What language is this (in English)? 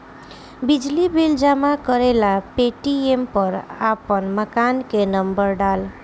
Bhojpuri